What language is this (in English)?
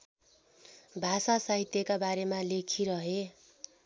Nepali